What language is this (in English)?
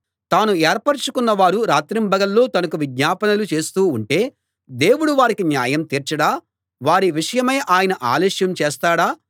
Telugu